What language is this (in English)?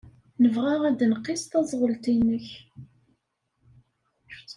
Kabyle